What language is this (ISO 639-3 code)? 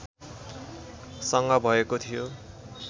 nep